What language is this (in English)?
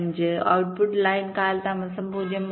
Malayalam